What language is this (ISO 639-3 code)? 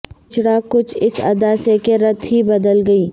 urd